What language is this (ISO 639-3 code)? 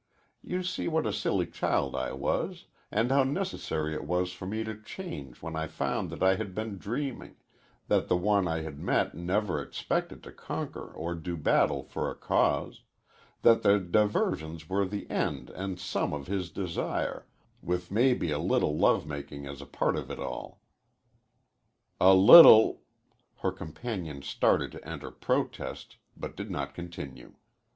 eng